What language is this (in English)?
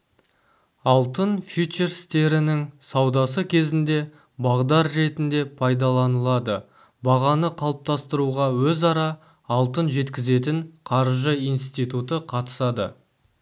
Kazakh